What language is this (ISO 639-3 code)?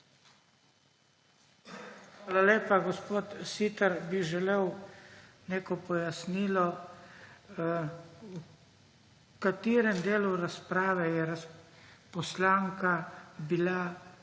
slv